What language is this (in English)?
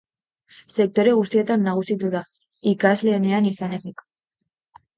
Basque